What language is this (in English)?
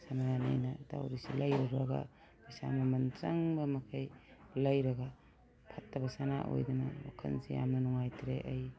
Manipuri